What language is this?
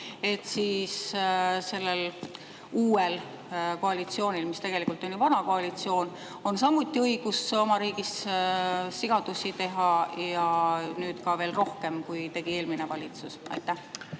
Estonian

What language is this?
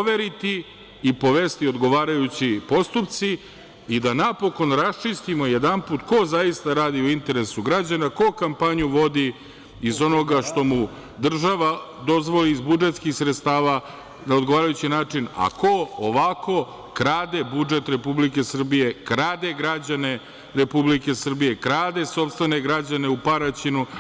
Serbian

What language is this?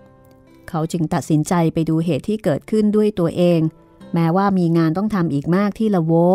Thai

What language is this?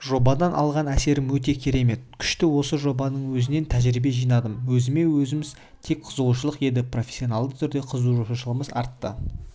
Kazakh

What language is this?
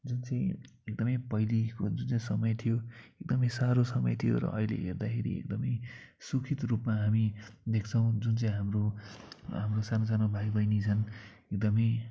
Nepali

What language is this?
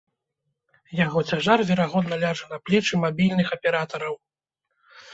Belarusian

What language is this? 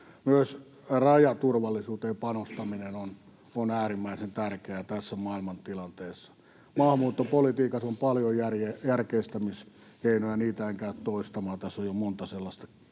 Finnish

